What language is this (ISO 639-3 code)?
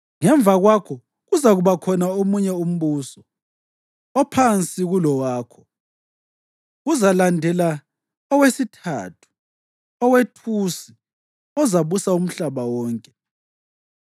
nde